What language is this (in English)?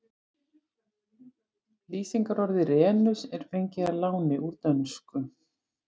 Icelandic